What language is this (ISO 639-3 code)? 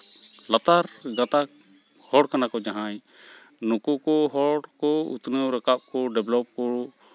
sat